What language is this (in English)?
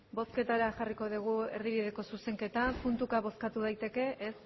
Basque